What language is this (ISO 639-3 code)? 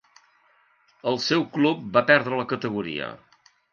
cat